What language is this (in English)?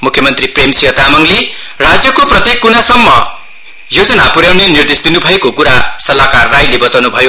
Nepali